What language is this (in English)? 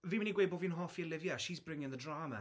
Welsh